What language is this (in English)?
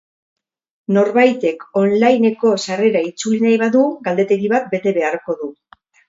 Basque